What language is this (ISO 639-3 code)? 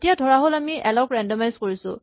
asm